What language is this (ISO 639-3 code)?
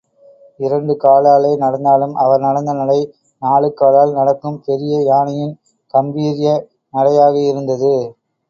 tam